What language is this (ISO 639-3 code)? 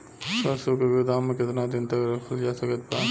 bho